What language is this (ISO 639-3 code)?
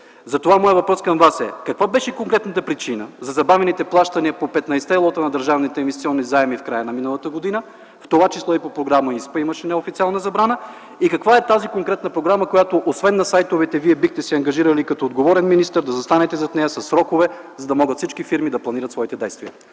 bul